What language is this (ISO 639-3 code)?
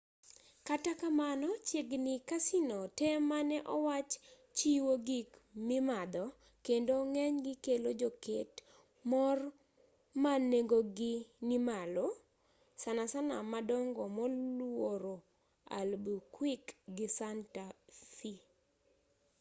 luo